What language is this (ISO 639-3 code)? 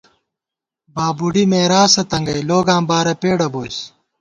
gwt